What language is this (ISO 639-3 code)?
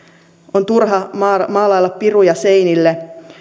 fin